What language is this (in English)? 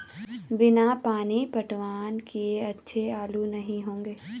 Hindi